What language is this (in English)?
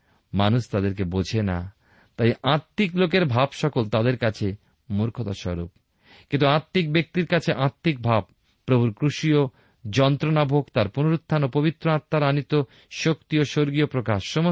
Bangla